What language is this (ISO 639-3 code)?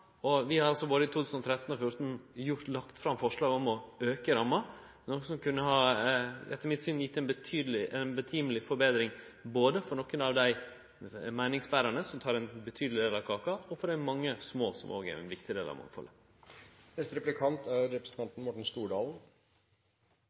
nor